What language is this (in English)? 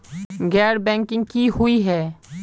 Magahi